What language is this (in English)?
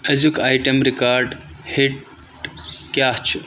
Kashmiri